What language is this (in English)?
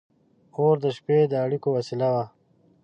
Pashto